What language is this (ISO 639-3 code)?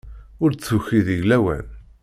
kab